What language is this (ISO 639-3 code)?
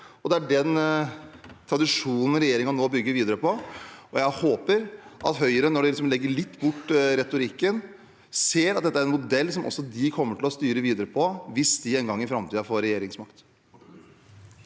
nor